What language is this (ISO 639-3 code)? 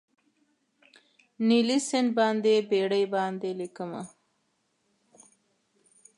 pus